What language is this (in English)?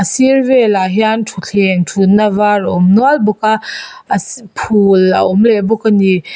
Mizo